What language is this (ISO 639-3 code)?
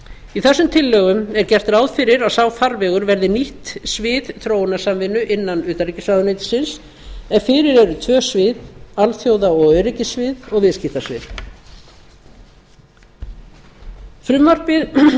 isl